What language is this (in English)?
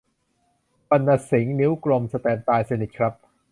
Thai